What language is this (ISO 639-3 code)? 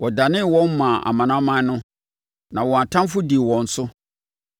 aka